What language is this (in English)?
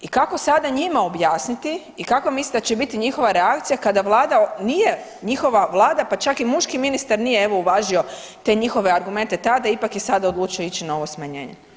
Croatian